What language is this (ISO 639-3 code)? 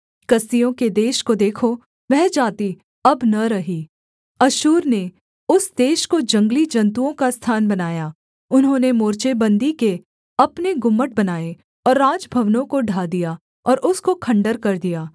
hin